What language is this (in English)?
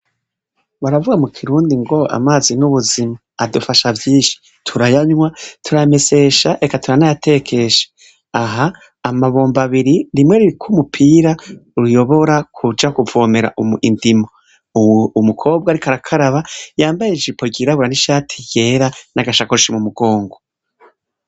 Rundi